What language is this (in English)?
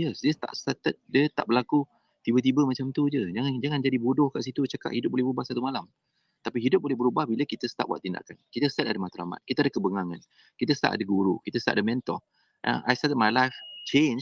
Malay